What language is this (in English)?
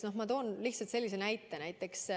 Estonian